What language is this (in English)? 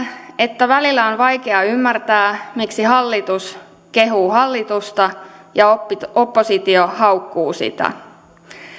Finnish